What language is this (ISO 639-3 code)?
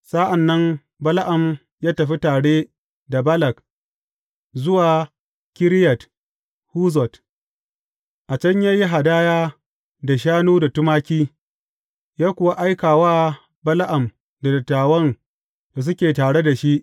hau